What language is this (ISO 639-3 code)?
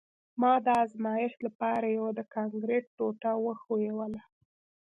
pus